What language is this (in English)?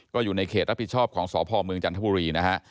Thai